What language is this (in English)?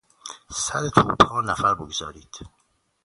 Persian